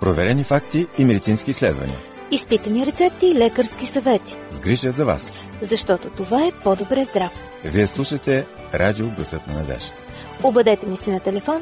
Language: Bulgarian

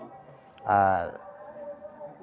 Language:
Santali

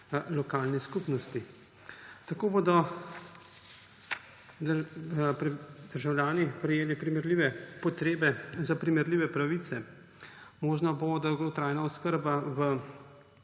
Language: Slovenian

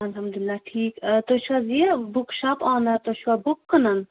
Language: Kashmiri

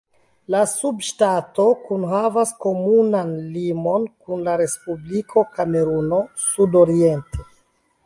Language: Esperanto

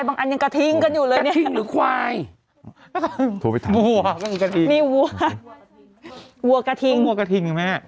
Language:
Thai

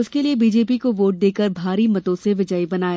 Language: Hindi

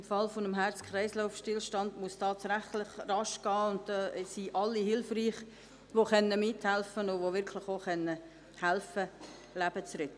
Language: Swiss German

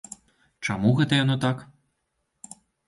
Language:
Belarusian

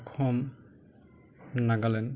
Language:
Assamese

